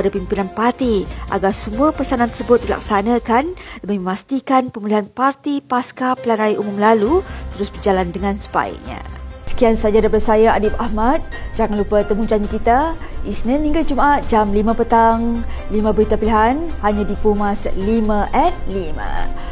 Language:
Malay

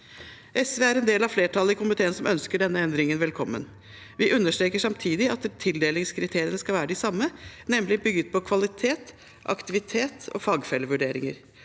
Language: Norwegian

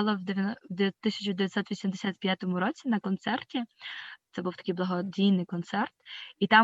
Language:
Ukrainian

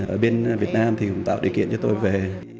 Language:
Vietnamese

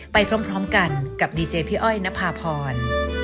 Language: Thai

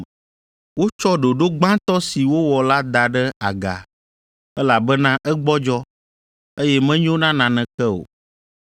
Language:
Ewe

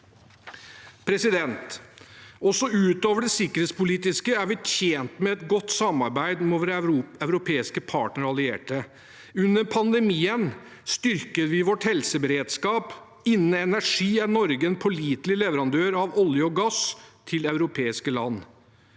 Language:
Norwegian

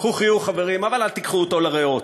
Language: Hebrew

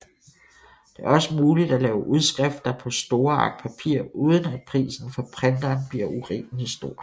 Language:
Danish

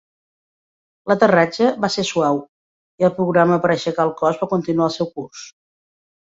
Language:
Catalan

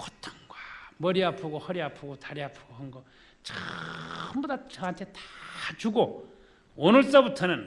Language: Korean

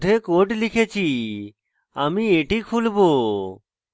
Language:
Bangla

